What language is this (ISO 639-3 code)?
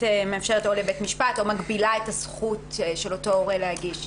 heb